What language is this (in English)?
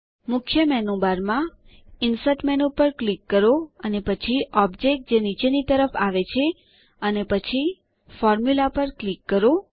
Gujarati